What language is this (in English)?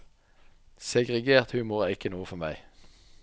Norwegian